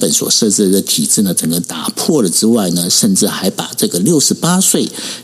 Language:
Chinese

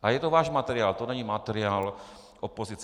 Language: Czech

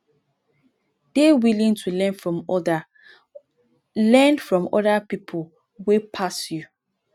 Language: Nigerian Pidgin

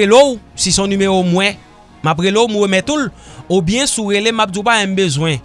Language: French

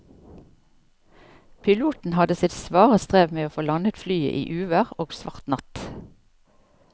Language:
Norwegian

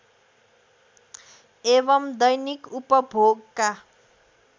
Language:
Nepali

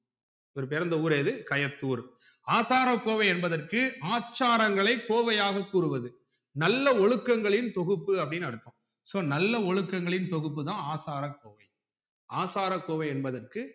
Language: Tamil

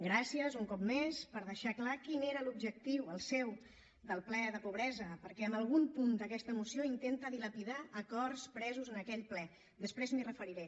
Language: Catalan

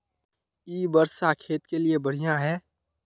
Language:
Magahi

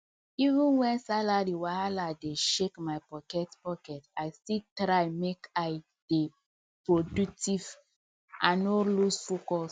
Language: Nigerian Pidgin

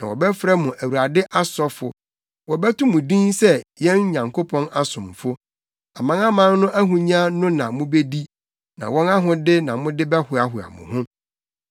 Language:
Akan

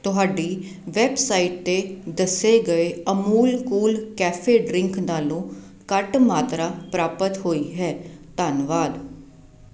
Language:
Punjabi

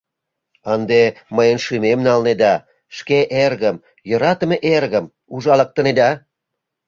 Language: Mari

